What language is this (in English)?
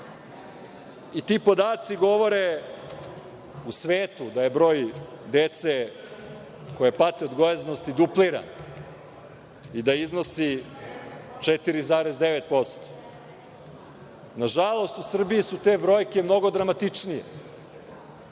Serbian